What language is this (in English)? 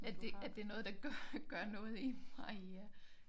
Danish